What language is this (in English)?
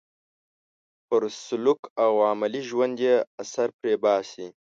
Pashto